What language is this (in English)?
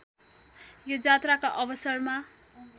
Nepali